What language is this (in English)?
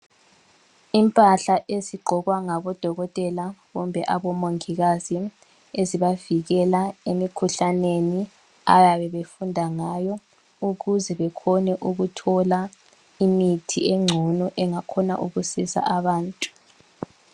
North Ndebele